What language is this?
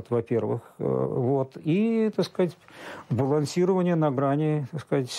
Russian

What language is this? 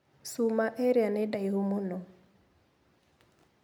Kikuyu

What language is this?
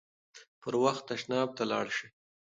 Pashto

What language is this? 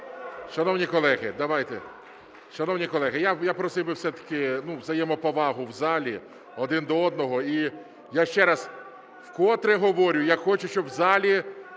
Ukrainian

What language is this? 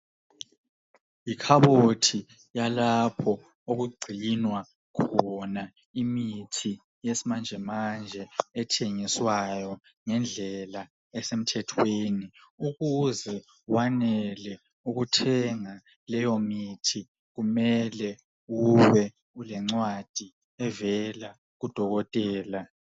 North Ndebele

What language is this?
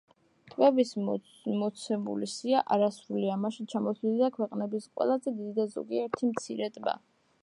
Georgian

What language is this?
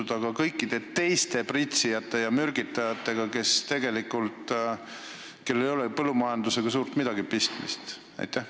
Estonian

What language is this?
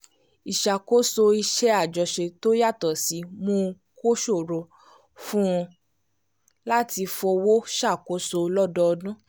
Yoruba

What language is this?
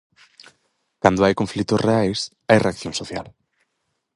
Galician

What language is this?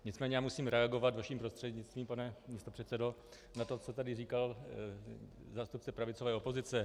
Czech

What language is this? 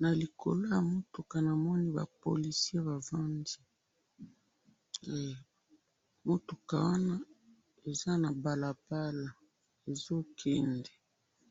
Lingala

